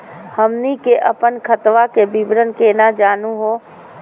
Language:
Magahi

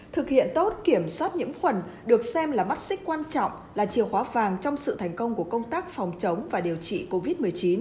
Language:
Vietnamese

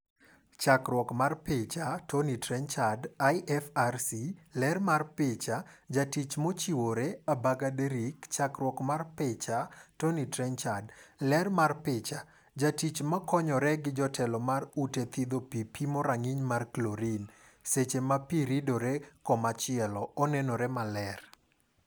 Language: Luo (Kenya and Tanzania)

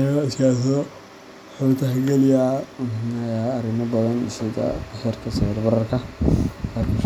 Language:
Somali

